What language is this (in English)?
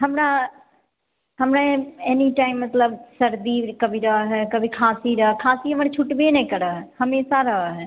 Maithili